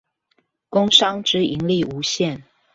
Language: Chinese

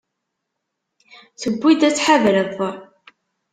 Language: Kabyle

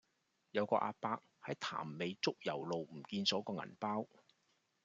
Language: Cantonese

